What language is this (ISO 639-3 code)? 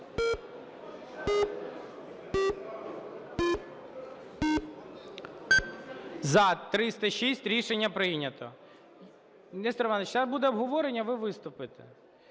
ukr